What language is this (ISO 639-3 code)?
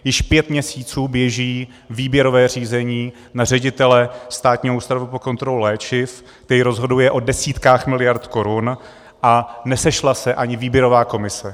ces